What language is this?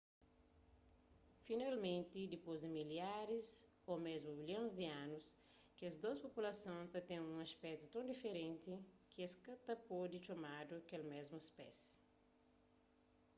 Kabuverdianu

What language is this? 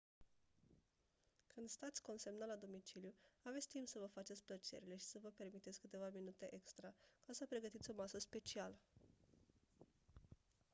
Romanian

